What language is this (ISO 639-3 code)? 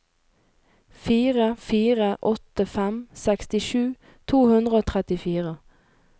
nor